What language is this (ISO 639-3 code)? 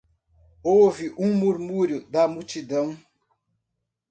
por